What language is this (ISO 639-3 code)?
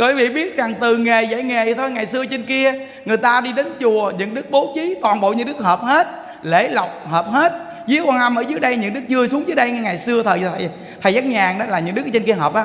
vie